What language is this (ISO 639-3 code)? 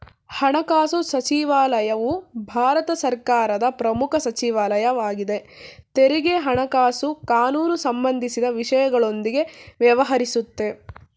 kan